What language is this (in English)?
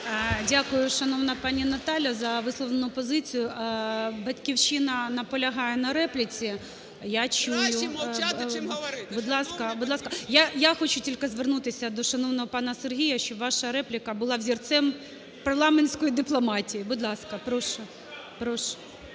Ukrainian